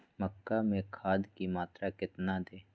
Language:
Magahi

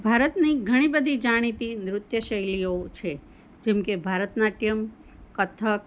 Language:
Gujarati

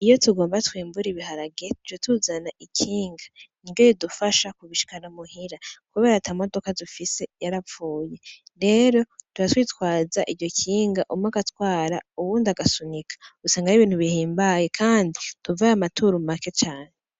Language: Rundi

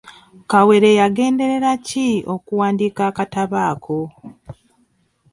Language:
Ganda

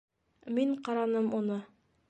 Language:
Bashkir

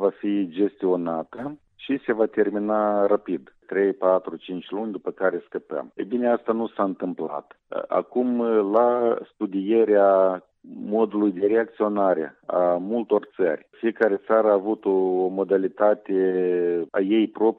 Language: Romanian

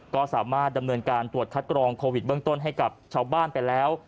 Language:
Thai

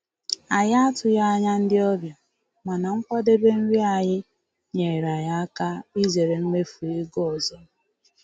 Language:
Igbo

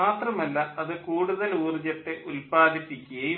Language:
Malayalam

